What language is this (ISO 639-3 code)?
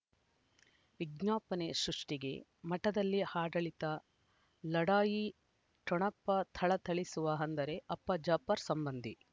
kan